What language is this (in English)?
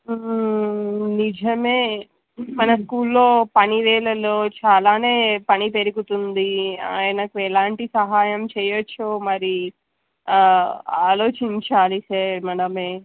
Telugu